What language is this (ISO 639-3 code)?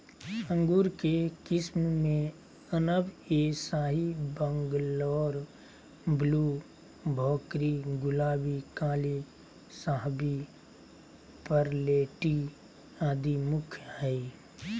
mag